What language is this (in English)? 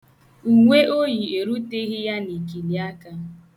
Igbo